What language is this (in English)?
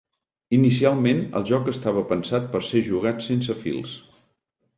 Catalan